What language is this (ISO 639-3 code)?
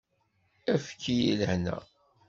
kab